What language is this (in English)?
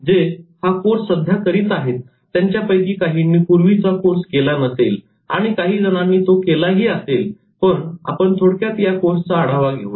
Marathi